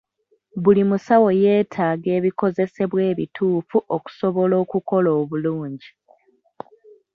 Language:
Ganda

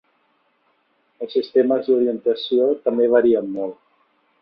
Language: Catalan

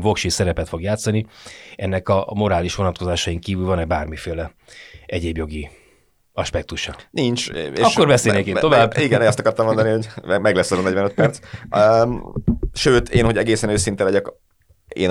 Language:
Hungarian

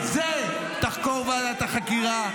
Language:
Hebrew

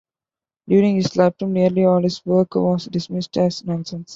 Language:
English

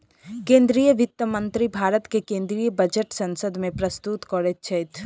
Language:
Maithili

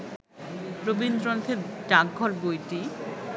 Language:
Bangla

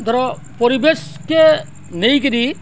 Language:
Odia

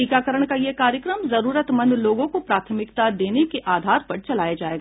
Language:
Hindi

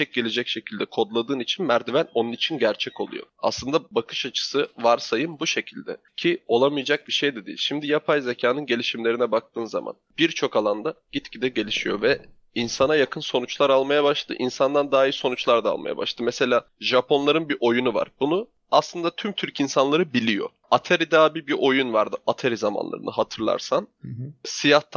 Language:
Turkish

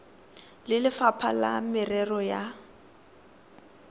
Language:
Tswana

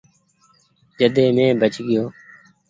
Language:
Goaria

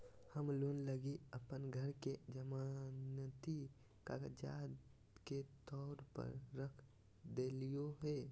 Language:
Magahi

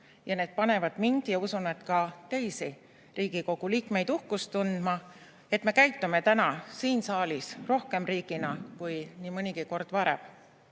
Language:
Estonian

